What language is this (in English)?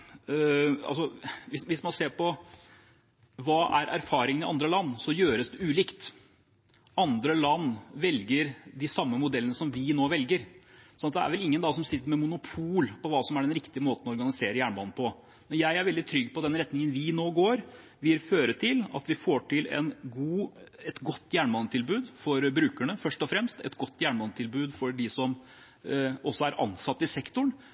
Norwegian